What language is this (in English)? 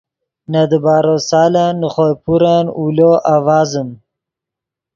Yidgha